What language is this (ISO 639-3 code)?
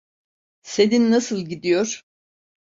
tur